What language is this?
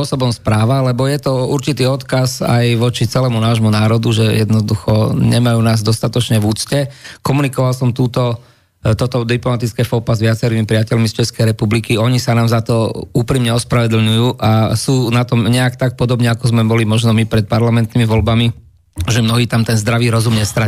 Slovak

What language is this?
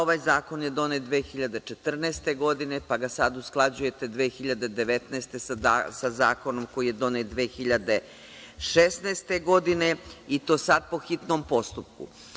Serbian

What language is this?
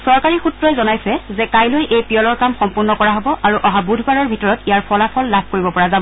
Assamese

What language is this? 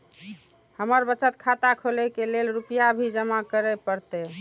Maithili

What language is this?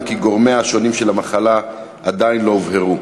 Hebrew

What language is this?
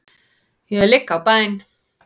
Icelandic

